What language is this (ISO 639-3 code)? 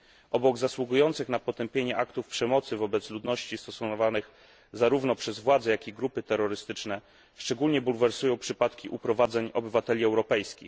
pol